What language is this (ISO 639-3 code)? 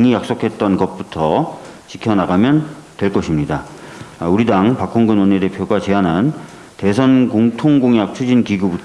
kor